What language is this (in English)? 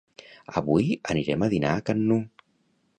Catalan